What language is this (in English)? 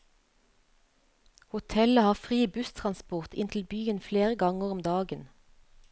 Norwegian